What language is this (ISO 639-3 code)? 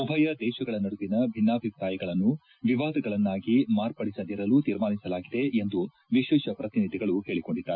kan